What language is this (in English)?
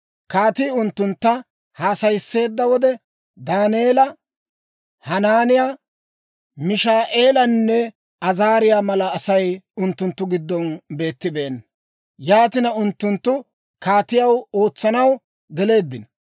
Dawro